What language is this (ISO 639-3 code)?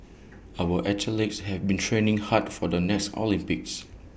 eng